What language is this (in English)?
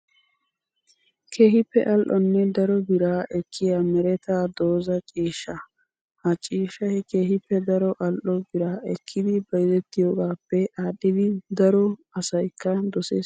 Wolaytta